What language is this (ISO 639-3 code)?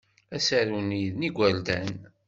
kab